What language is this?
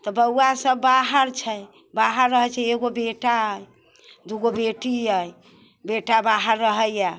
Maithili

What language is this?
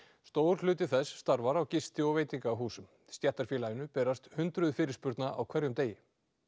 Icelandic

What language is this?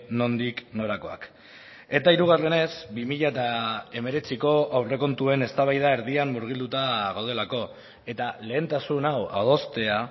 Basque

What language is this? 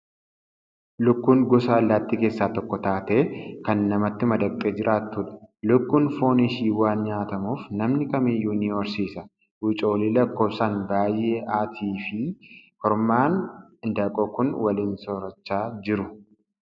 Oromo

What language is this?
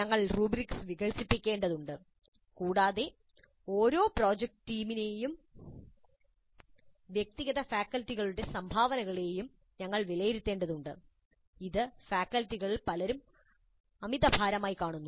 Malayalam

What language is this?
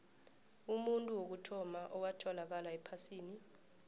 South Ndebele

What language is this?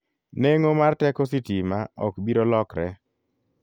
Luo (Kenya and Tanzania)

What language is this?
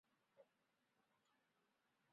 Chinese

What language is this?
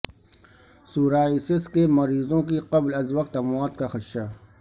Urdu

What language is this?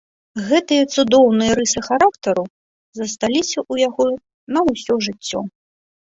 Belarusian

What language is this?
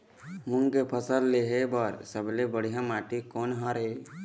Chhattisgarhi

